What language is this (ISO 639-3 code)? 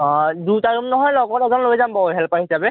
asm